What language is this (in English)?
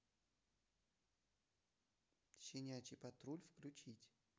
Russian